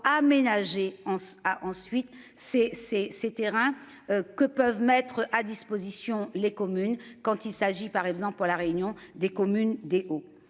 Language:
French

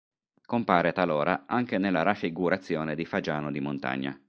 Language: Italian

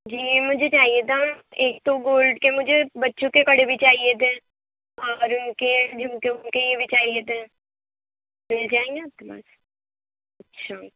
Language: Urdu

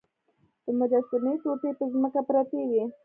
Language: Pashto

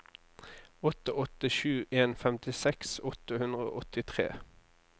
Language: Norwegian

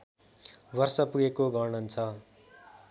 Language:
Nepali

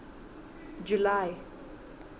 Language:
Southern Sotho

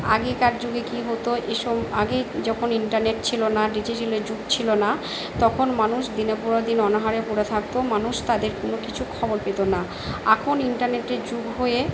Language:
Bangla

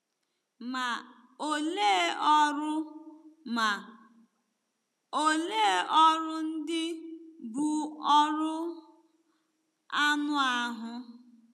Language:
Igbo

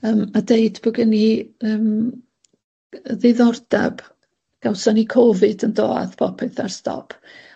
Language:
Welsh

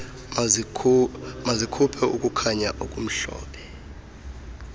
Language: Xhosa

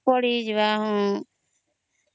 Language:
Odia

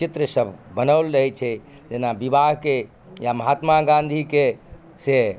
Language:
Maithili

